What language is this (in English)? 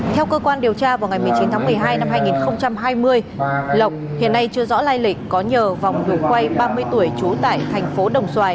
Vietnamese